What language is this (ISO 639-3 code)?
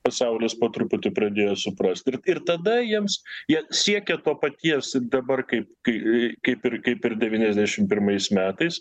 lit